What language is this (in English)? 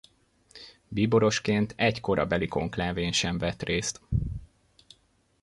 Hungarian